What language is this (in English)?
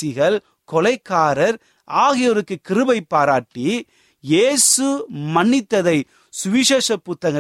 Tamil